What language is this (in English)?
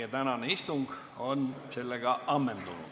Estonian